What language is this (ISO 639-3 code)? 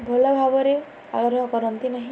ori